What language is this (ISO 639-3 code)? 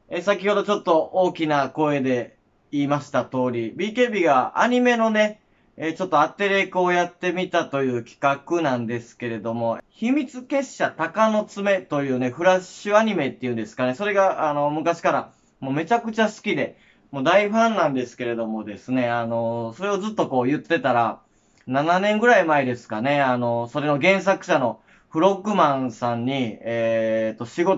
jpn